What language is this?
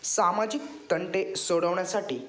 Marathi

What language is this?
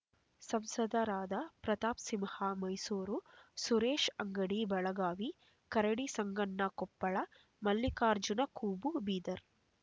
Kannada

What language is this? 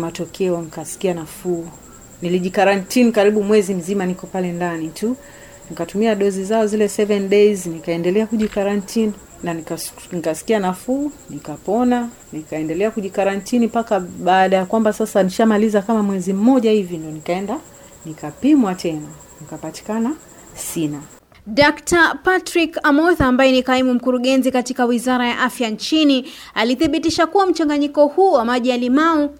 Swahili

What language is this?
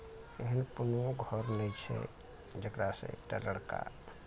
Maithili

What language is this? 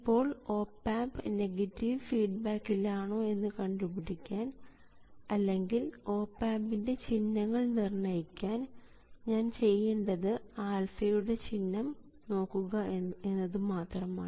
Malayalam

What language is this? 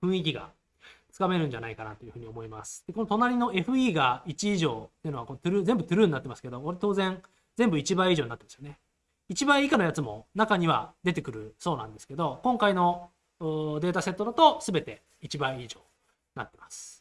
Japanese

